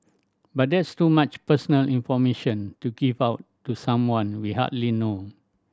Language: English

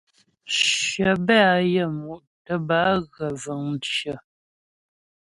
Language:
Ghomala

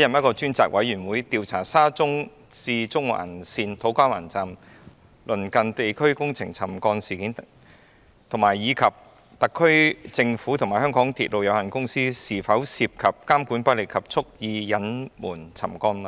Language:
Cantonese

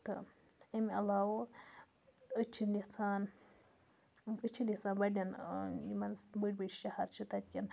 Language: Kashmiri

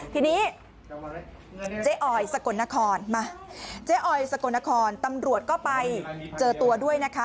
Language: Thai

